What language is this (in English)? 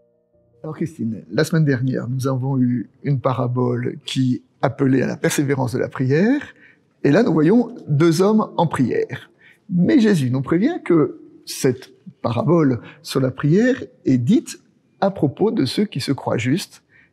French